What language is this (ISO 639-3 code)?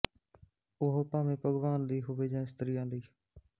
pan